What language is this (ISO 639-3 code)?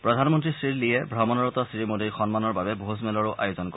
asm